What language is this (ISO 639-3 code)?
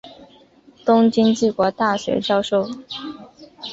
zho